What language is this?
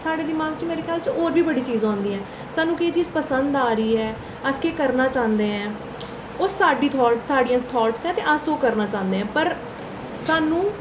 Dogri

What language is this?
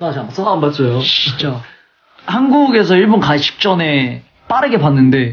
Korean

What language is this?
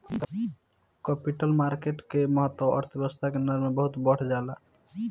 Bhojpuri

